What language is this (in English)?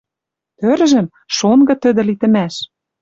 Western Mari